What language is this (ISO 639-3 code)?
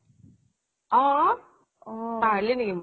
asm